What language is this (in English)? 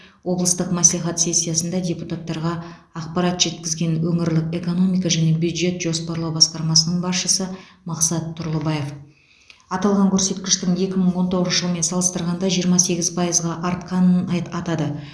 Kazakh